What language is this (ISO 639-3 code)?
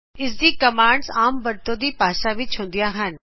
pan